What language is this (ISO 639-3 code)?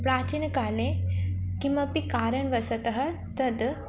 san